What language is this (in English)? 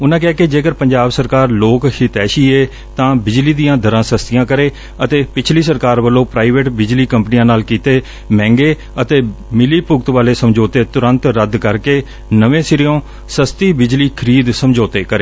Punjabi